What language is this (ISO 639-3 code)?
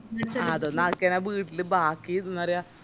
mal